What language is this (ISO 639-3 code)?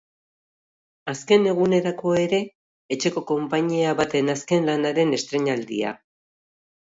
eus